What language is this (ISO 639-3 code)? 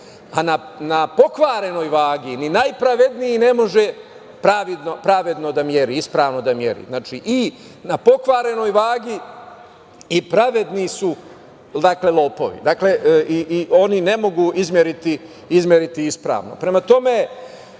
srp